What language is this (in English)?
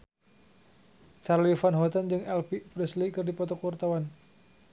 Sundanese